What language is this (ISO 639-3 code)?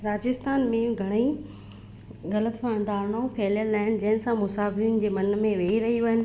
snd